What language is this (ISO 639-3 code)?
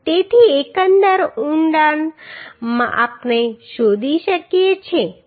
guj